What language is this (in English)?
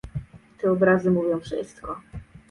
Polish